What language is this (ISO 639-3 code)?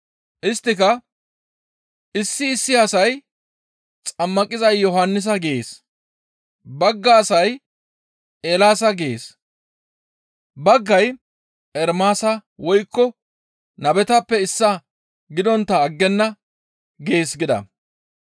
gmv